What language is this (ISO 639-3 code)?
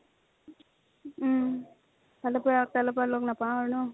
asm